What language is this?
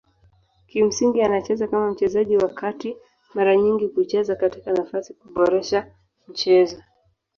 Swahili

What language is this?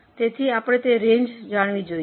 Gujarati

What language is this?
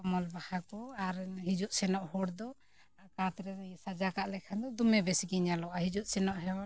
Santali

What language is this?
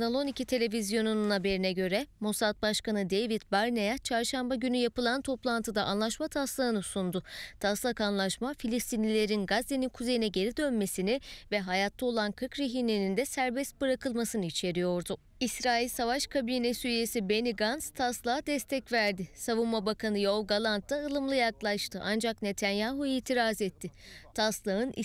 Turkish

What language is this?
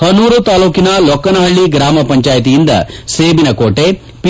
Kannada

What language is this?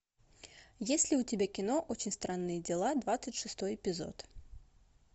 Russian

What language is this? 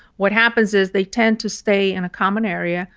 English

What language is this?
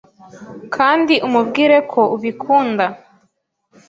Kinyarwanda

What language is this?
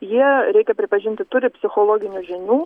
Lithuanian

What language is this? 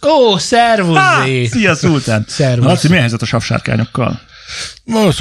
Hungarian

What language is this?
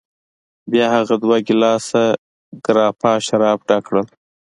Pashto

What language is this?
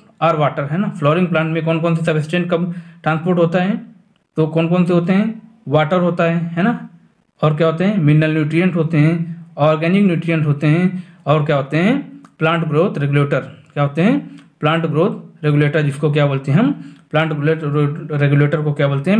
Hindi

